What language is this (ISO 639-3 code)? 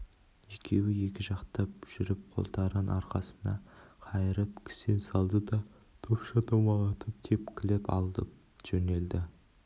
kaz